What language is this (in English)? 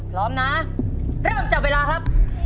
Thai